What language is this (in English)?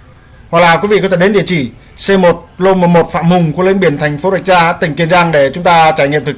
Vietnamese